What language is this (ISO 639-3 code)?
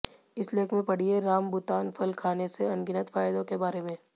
hin